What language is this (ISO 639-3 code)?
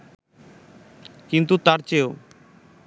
ben